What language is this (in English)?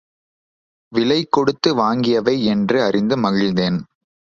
Tamil